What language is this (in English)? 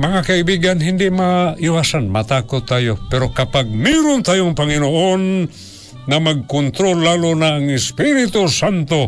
Filipino